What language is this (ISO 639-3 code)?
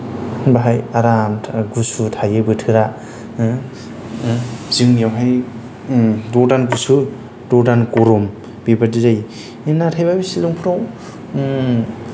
brx